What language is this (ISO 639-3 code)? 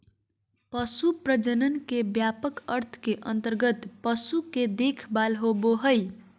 mag